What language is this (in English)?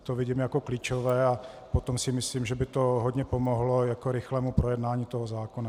Czech